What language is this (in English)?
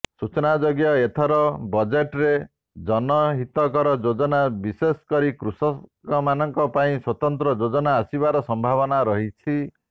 Odia